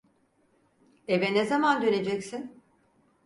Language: Turkish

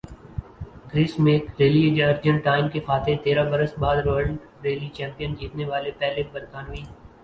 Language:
Urdu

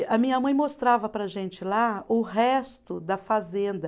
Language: Portuguese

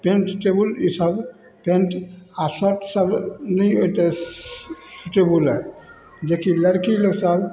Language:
Maithili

